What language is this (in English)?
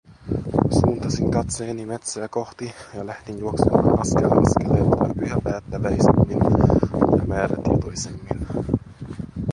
Finnish